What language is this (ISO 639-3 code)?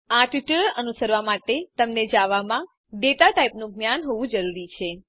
guj